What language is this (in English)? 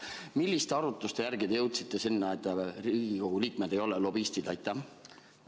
Estonian